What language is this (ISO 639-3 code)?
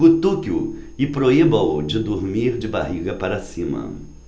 por